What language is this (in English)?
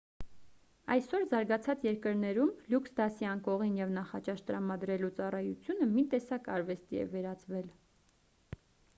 Armenian